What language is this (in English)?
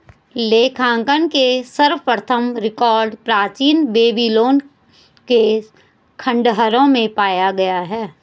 Hindi